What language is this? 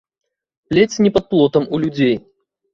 Belarusian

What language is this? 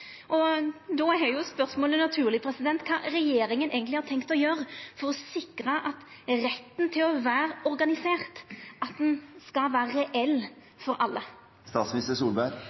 Norwegian Nynorsk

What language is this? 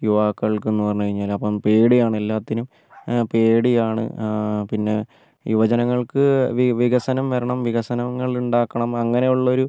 Malayalam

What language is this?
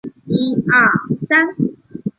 Chinese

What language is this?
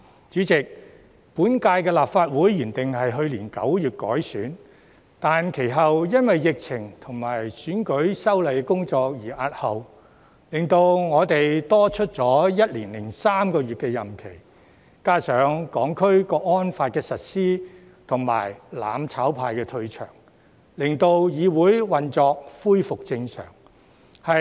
Cantonese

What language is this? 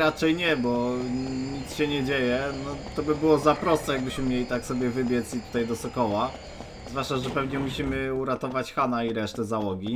Polish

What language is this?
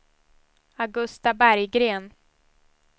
Swedish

